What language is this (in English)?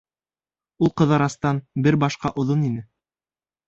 Bashkir